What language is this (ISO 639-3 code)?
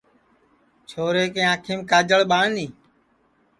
ssi